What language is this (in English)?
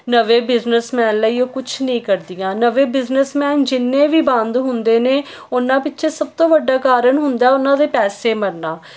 Punjabi